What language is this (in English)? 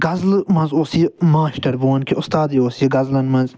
Kashmiri